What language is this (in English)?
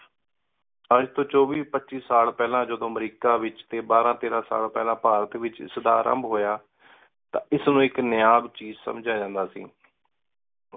Punjabi